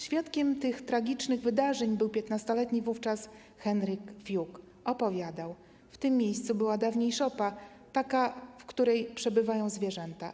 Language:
Polish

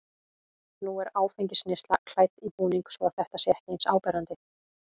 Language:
Icelandic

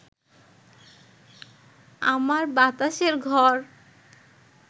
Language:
Bangla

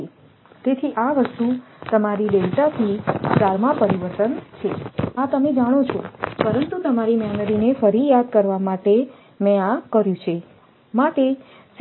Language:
Gujarati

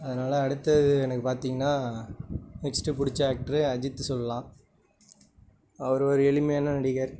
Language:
Tamil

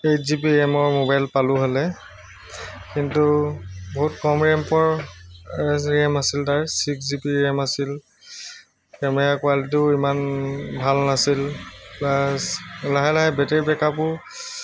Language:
Assamese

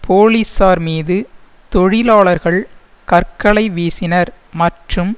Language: Tamil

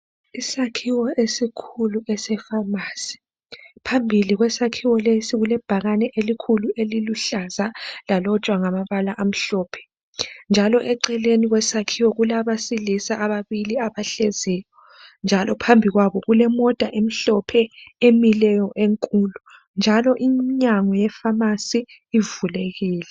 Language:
North Ndebele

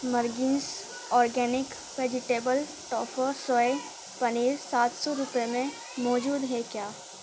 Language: Urdu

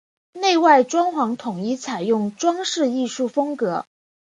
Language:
Chinese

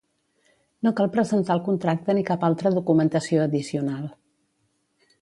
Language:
Catalan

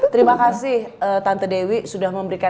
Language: Indonesian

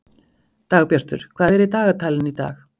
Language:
Icelandic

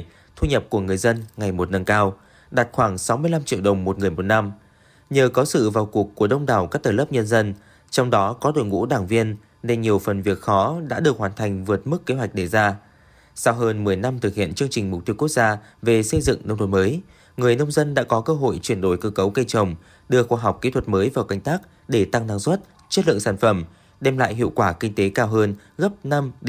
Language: Vietnamese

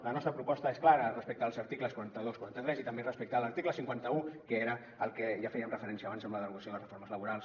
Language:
Catalan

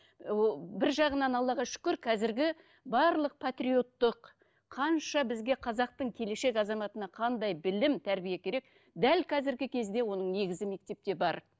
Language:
Kazakh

